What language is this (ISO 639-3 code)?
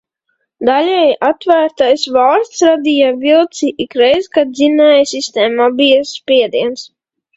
lav